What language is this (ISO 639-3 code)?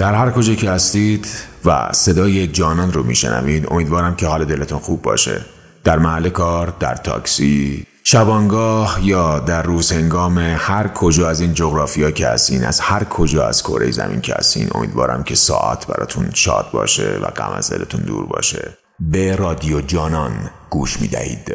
fas